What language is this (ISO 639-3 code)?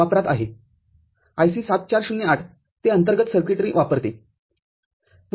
mar